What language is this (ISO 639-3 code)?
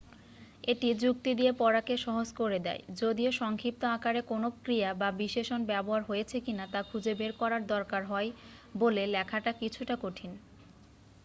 ben